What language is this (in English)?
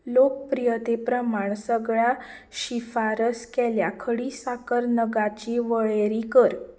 Konkani